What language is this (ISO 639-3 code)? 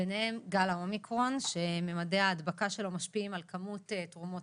heb